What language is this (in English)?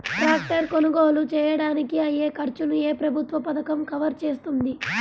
Telugu